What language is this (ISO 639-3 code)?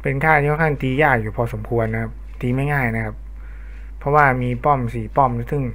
tha